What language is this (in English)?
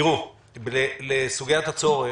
Hebrew